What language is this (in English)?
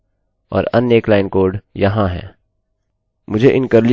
Hindi